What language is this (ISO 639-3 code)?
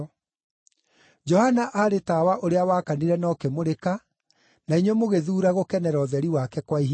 kik